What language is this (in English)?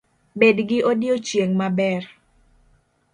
Luo (Kenya and Tanzania)